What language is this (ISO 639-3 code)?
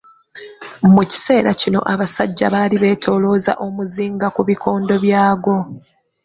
lug